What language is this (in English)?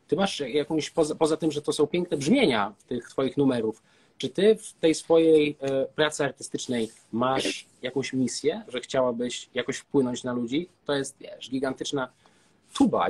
Polish